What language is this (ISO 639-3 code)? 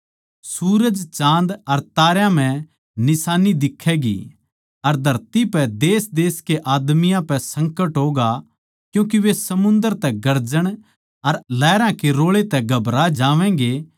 bgc